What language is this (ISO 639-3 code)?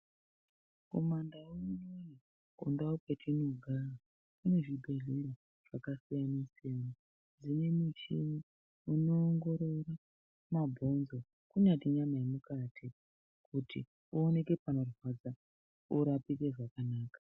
ndc